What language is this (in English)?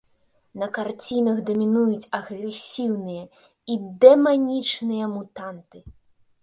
Belarusian